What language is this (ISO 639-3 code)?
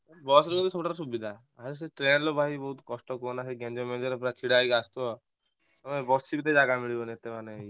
ori